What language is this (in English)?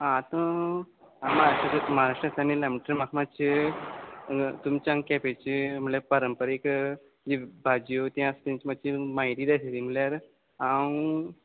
Konkani